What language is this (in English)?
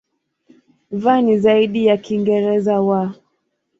Swahili